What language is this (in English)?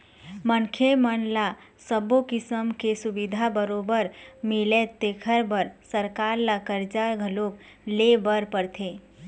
Chhattisgarhi